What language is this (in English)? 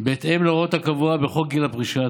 Hebrew